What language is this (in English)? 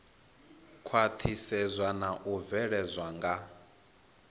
Venda